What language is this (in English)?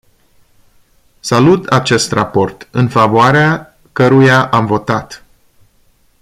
Romanian